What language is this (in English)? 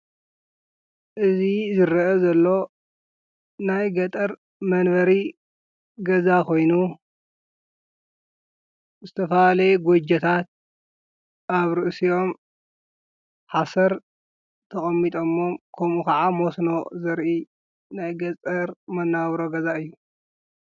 Tigrinya